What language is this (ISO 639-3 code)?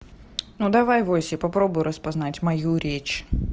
rus